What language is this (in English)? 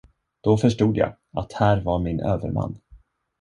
Swedish